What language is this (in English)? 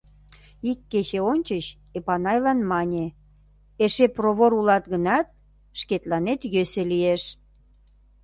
Mari